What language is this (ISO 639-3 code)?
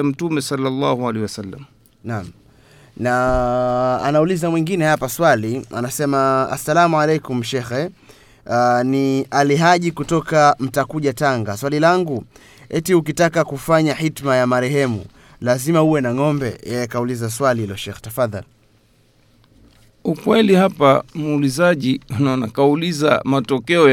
swa